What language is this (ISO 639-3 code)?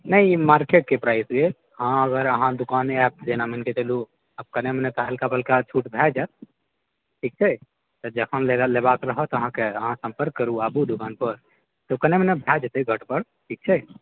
mai